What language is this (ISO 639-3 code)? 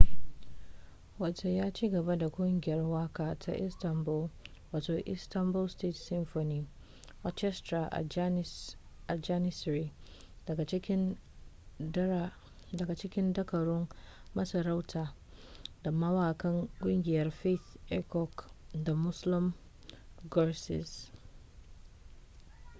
hau